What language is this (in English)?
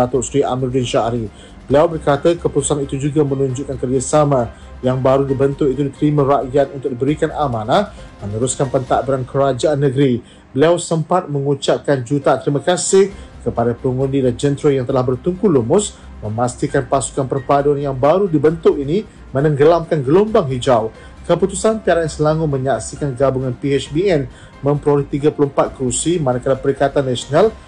Malay